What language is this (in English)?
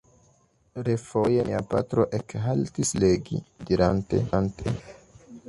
Esperanto